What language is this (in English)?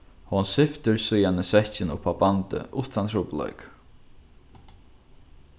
Faroese